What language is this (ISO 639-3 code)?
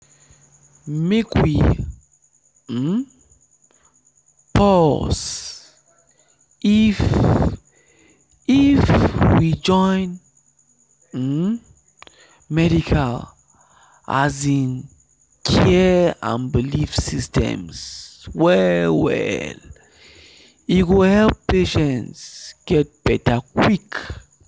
pcm